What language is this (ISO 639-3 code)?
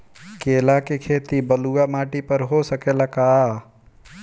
bho